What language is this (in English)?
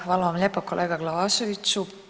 Croatian